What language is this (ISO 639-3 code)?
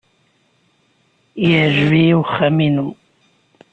kab